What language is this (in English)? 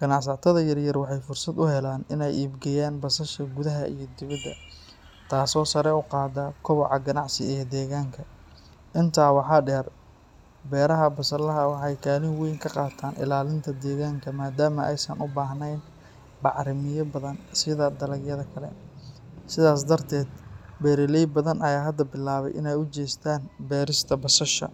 Somali